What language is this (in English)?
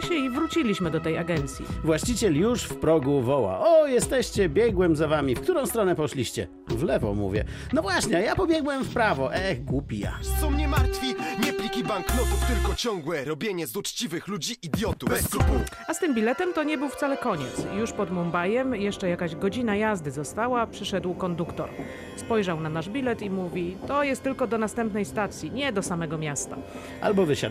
Polish